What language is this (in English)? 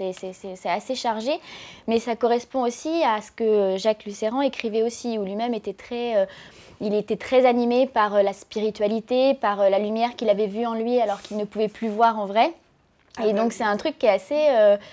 French